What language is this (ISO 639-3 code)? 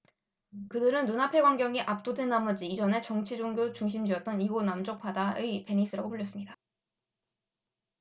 kor